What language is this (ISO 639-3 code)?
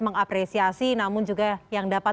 ind